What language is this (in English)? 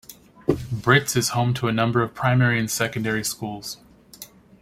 English